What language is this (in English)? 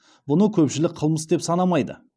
Kazakh